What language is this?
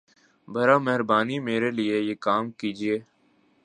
Urdu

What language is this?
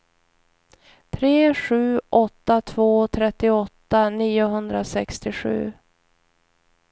Swedish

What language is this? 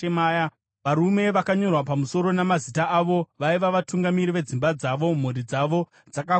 Shona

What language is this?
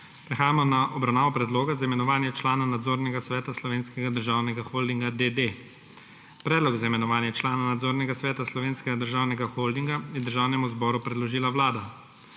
Slovenian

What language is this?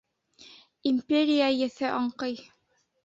Bashkir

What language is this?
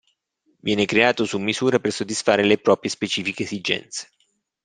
Italian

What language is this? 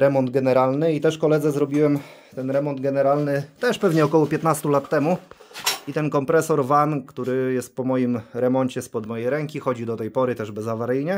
Polish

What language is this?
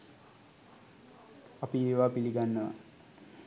Sinhala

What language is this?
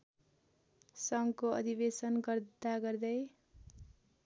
Nepali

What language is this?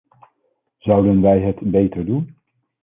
Dutch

